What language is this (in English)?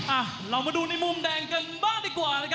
Thai